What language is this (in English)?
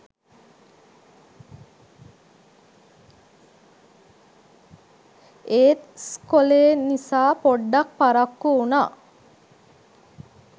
Sinhala